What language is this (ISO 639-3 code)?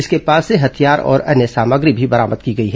hin